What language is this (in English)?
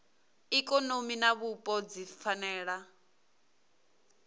Venda